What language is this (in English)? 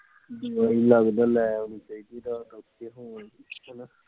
Punjabi